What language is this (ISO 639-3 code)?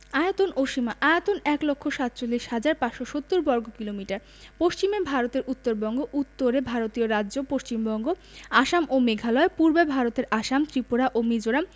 ben